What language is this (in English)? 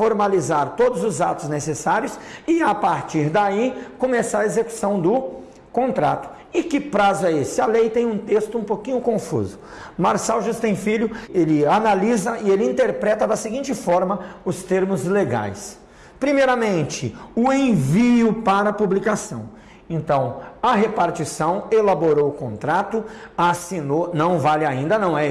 Portuguese